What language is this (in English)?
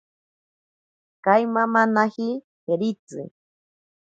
Ashéninka Perené